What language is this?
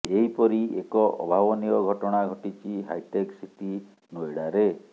Odia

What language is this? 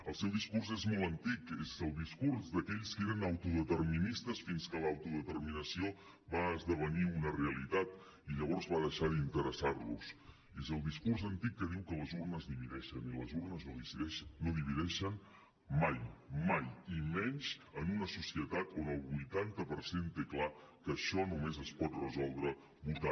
Catalan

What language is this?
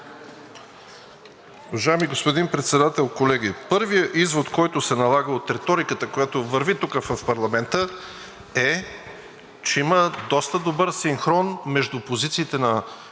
Bulgarian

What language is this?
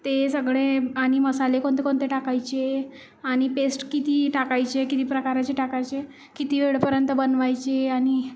Marathi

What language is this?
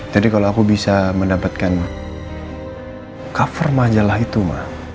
Indonesian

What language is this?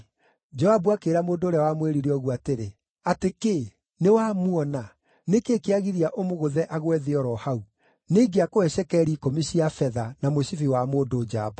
Kikuyu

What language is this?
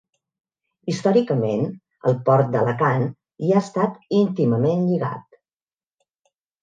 Catalan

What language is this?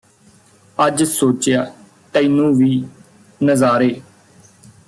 Punjabi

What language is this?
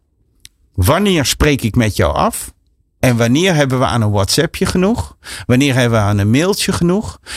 Dutch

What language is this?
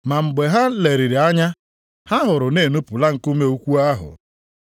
Igbo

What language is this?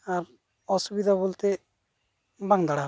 Santali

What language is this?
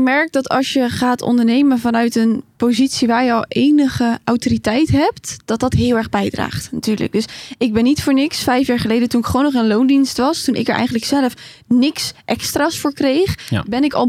Dutch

